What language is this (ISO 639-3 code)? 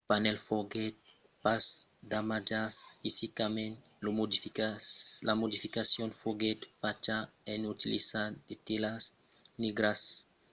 oci